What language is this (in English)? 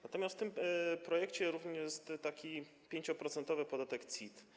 Polish